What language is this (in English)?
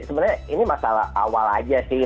Indonesian